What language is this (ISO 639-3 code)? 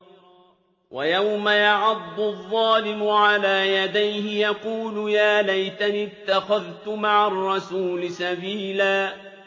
ara